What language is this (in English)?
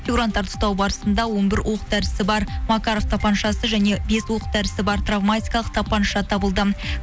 Kazakh